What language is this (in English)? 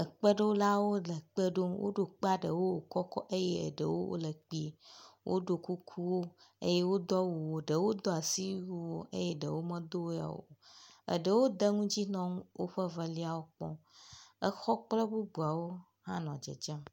Ewe